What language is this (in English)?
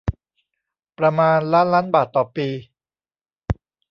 Thai